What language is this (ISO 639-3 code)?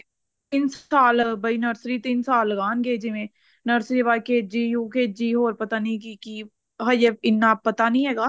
pan